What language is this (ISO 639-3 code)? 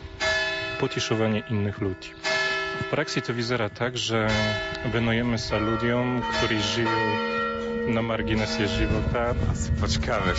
slk